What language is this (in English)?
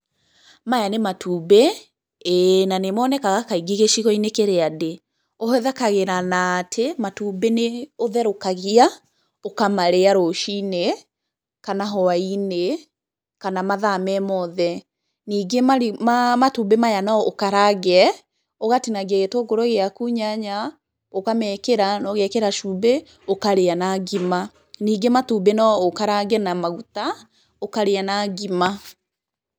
Kikuyu